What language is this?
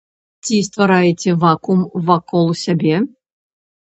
Belarusian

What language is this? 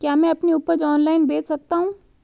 Hindi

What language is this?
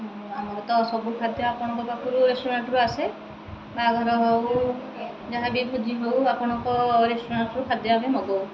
Odia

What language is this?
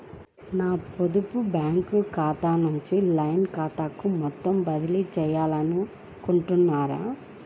Telugu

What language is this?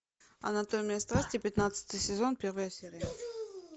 Russian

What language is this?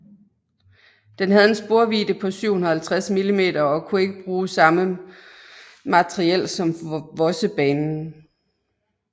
Danish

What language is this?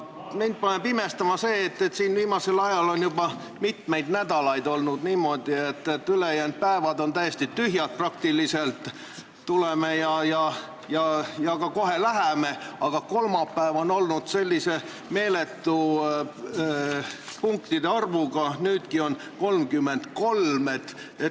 Estonian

